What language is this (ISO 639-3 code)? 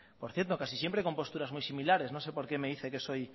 spa